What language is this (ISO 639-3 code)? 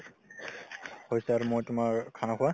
asm